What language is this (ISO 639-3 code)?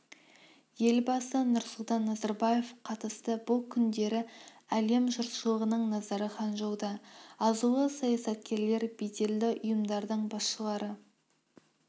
kaz